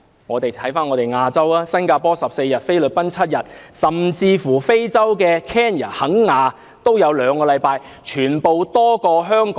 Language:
Cantonese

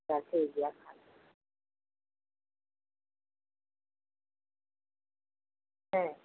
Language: Santali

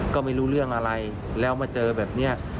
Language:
Thai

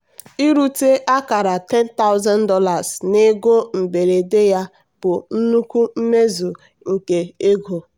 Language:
Igbo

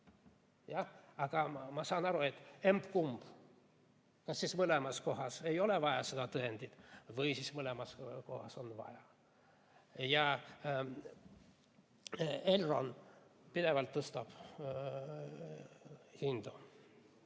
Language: Estonian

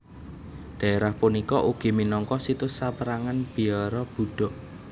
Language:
Javanese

